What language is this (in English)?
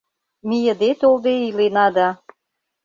Mari